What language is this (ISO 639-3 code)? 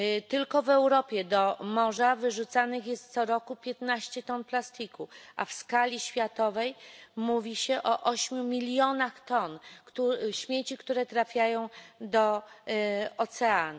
pol